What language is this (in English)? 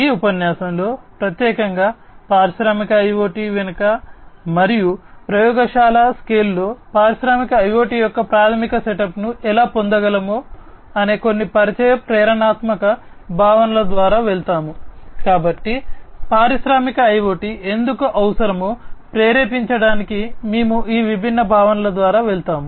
Telugu